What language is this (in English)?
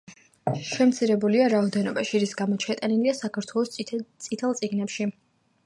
Georgian